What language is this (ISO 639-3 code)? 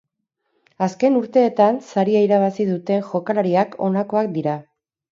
eus